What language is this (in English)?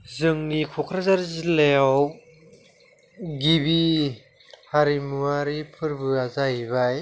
Bodo